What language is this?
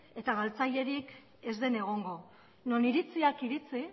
Basque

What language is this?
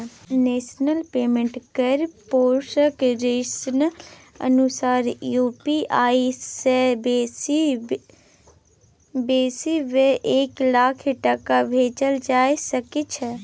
Maithili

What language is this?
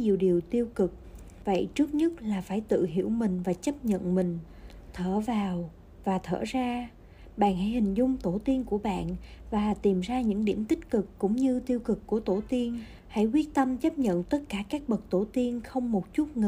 Vietnamese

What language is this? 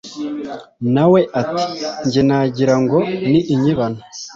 Kinyarwanda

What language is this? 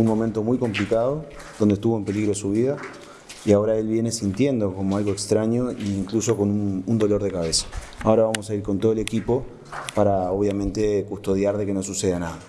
Spanish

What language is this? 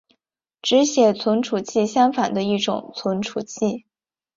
Chinese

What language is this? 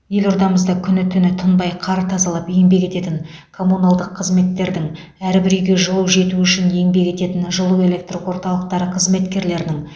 Kazakh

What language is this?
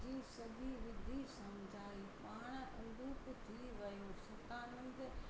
Sindhi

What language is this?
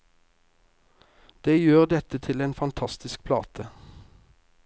Norwegian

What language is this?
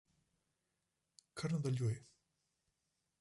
Slovenian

